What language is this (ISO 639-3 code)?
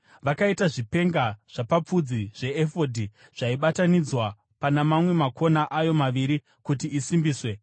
sna